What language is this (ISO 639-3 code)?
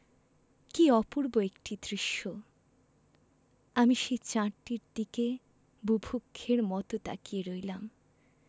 ben